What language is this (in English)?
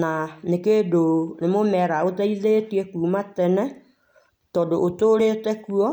Kikuyu